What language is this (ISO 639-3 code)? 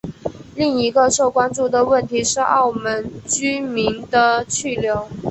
zho